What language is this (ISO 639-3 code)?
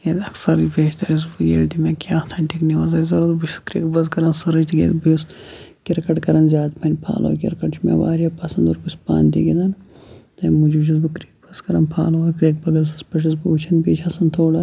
kas